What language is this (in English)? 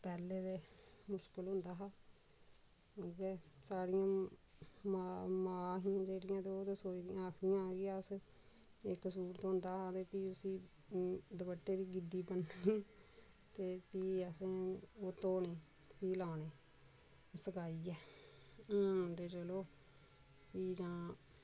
Dogri